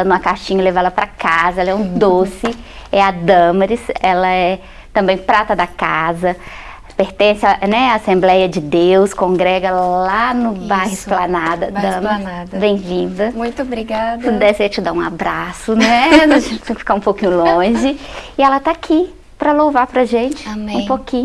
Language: Portuguese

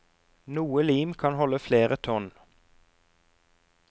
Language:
Norwegian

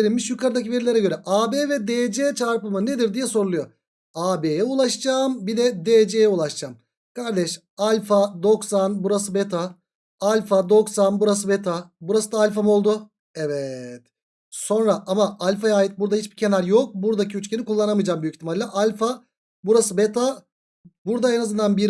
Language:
Turkish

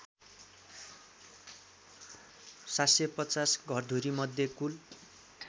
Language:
Nepali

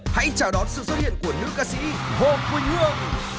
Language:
Vietnamese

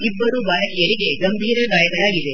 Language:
Kannada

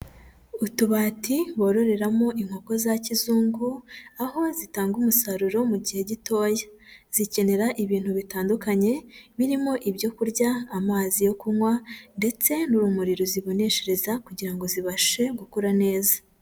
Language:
Kinyarwanda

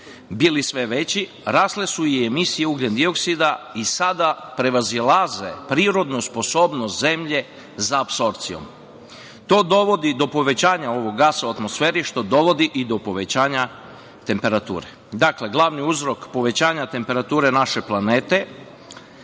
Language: Serbian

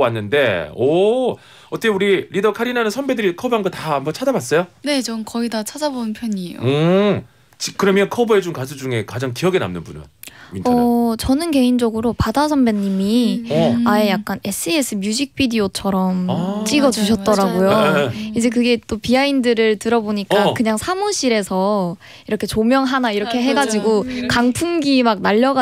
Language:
Korean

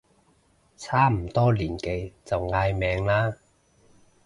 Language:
Cantonese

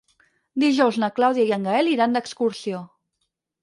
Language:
Catalan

